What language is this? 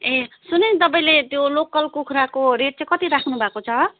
Nepali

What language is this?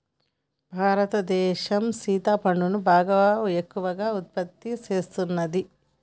Telugu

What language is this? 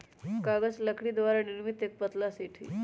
Magahi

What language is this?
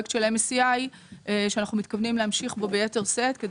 Hebrew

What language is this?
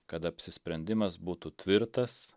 Lithuanian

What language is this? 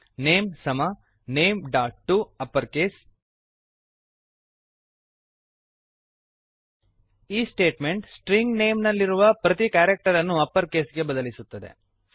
Kannada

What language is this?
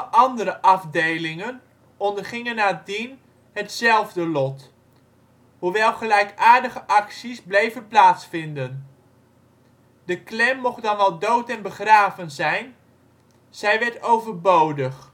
Dutch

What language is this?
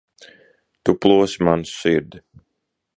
Latvian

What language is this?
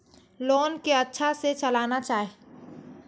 Maithili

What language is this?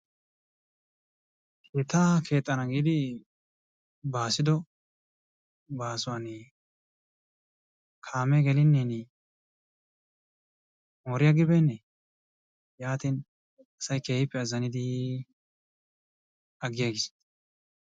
Wolaytta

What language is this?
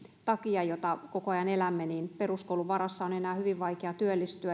Finnish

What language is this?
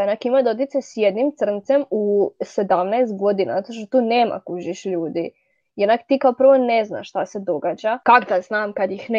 Croatian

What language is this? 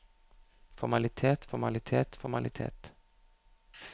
Norwegian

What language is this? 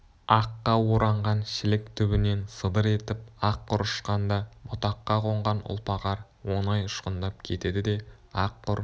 Kazakh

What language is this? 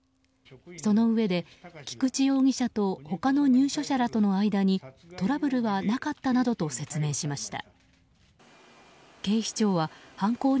Japanese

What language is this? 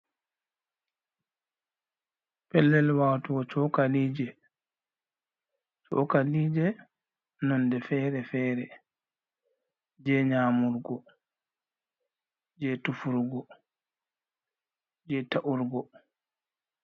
Fula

